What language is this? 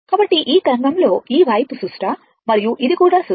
Telugu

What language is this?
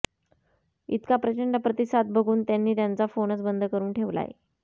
Marathi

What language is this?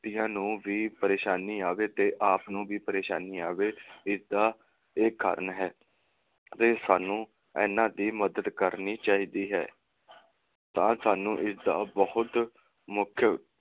Punjabi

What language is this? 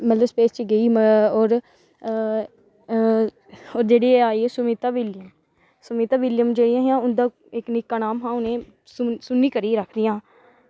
Dogri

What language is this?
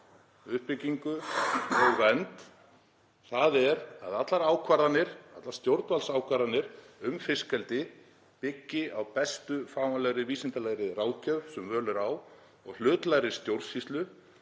Icelandic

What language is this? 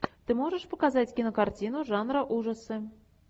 Russian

